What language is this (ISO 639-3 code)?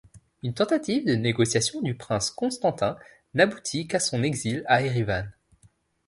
fra